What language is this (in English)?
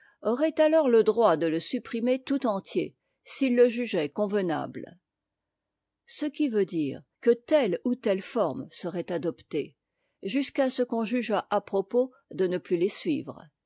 French